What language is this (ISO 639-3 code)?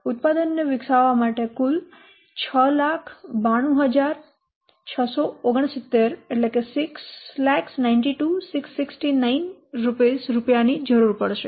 guj